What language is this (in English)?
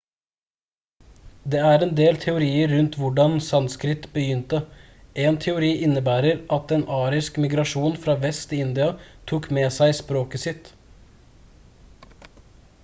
Norwegian Bokmål